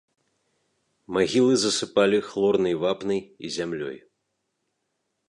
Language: Belarusian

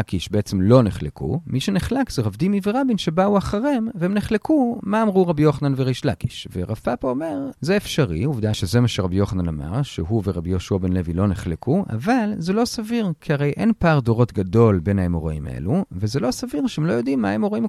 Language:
Hebrew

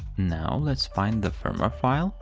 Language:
English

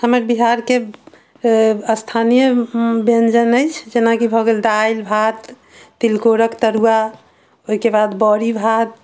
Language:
Maithili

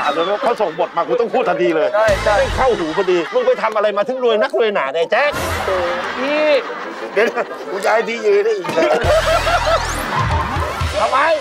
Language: Thai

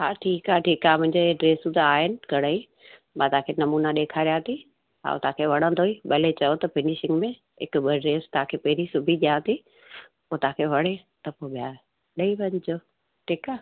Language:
Sindhi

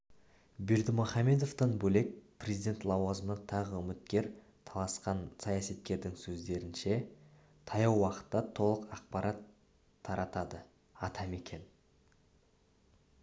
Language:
Kazakh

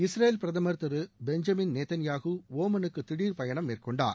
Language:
Tamil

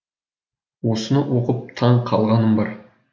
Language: Kazakh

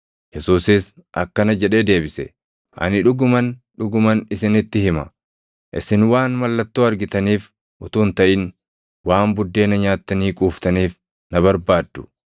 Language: Oromo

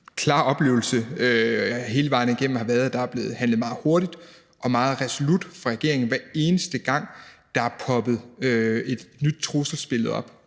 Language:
Danish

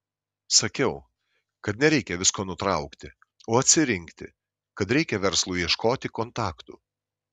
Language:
Lithuanian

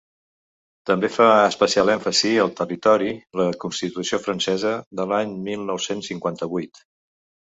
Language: Catalan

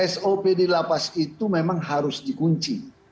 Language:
Indonesian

